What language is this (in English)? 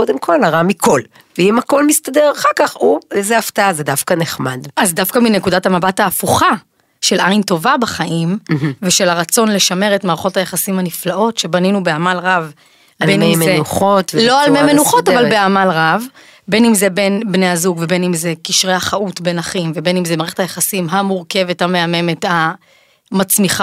Hebrew